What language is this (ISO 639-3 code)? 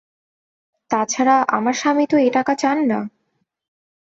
ben